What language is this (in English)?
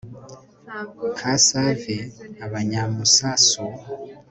Kinyarwanda